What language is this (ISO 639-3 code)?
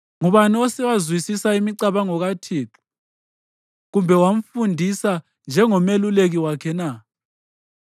nde